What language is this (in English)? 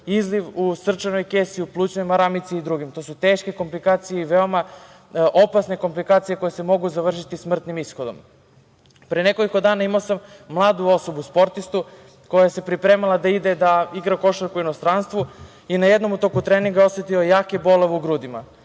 Serbian